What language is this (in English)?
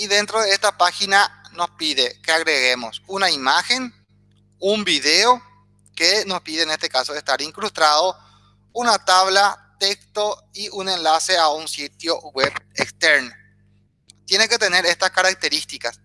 Spanish